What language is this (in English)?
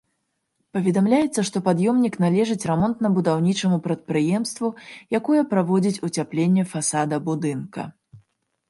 Belarusian